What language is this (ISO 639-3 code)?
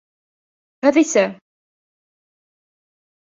bak